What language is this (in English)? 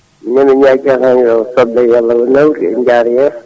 Fula